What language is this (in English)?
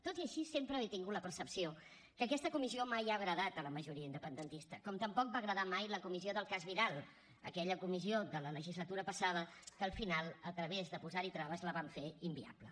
Catalan